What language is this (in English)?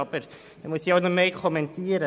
Swiss German